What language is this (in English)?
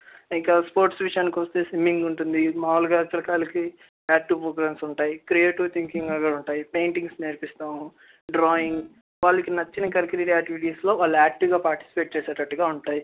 Telugu